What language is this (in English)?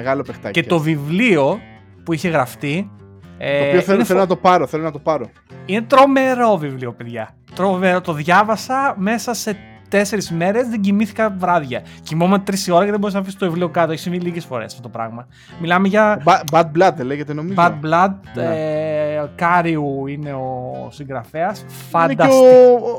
Greek